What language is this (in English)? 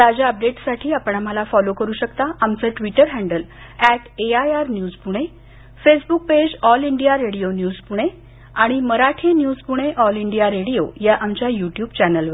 Marathi